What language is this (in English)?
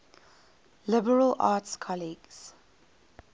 English